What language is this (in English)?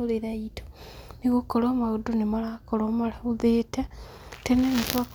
Kikuyu